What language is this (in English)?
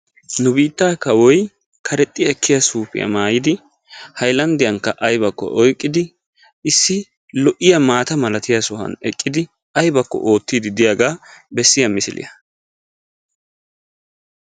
Wolaytta